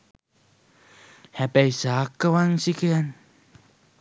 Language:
Sinhala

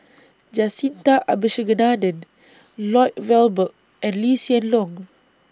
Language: English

